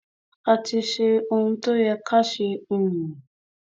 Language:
Yoruba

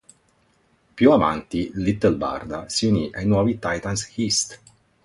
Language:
Italian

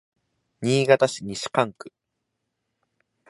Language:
Japanese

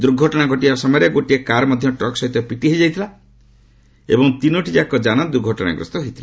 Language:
Odia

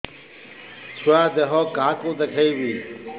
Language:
Odia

